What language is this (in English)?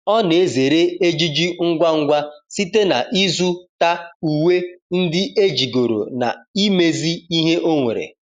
Igbo